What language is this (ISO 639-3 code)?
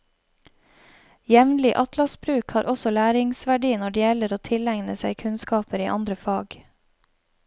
nor